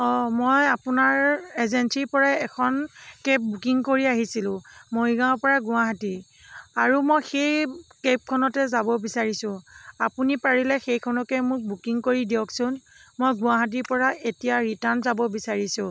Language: Assamese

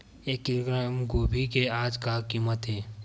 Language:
Chhattisgarhi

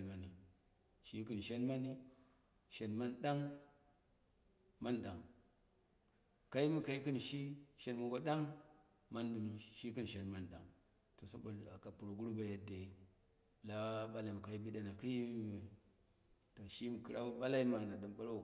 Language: Dera (Nigeria)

